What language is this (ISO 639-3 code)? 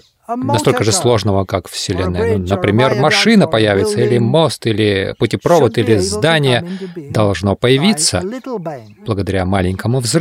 rus